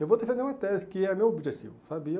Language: Portuguese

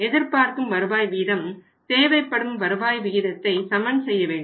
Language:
Tamil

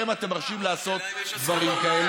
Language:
Hebrew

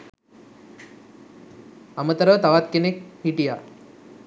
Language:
Sinhala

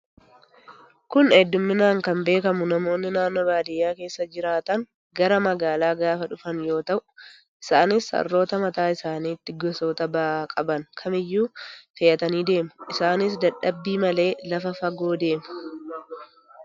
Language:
Oromo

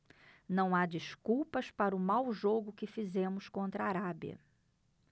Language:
Portuguese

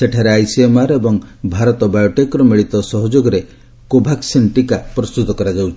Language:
Odia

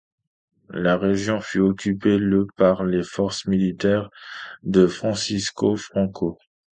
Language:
French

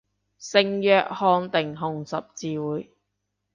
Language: Cantonese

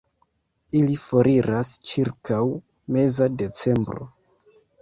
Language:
Esperanto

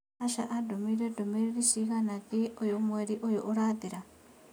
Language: Kikuyu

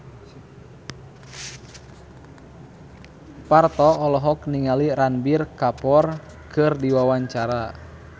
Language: Sundanese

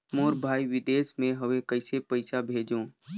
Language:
Chhattisgarhi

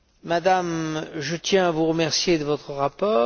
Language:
French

